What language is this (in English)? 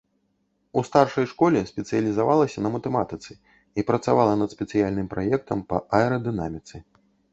Belarusian